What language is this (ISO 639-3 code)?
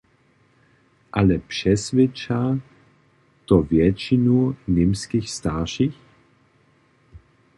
hsb